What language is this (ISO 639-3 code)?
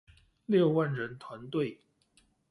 zho